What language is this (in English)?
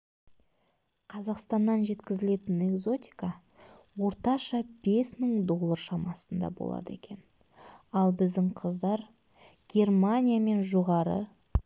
Kazakh